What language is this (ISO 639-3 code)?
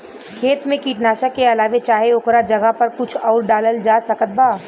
bho